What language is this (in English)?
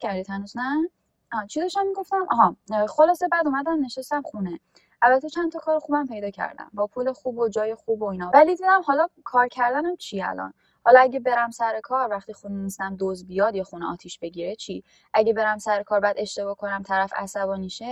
Persian